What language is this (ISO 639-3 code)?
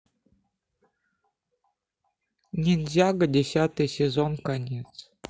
rus